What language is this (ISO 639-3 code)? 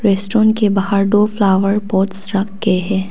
hin